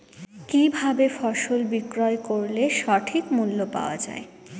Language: Bangla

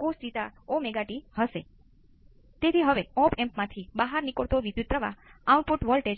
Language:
Gujarati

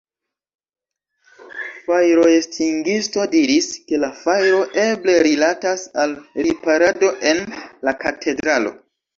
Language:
Esperanto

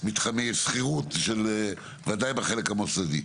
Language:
Hebrew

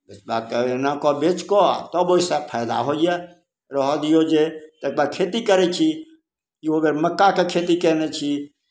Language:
Maithili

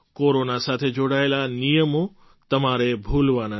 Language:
Gujarati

